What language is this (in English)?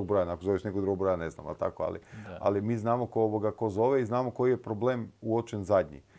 Croatian